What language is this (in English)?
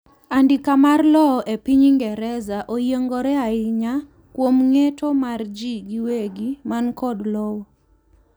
Luo (Kenya and Tanzania)